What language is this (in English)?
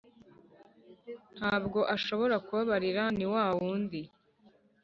Kinyarwanda